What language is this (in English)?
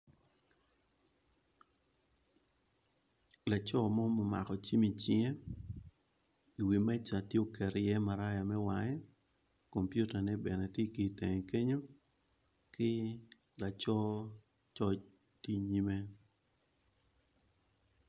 Acoli